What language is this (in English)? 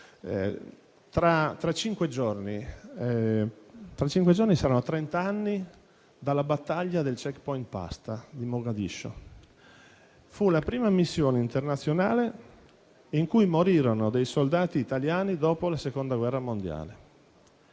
Italian